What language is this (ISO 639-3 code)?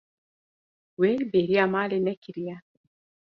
kur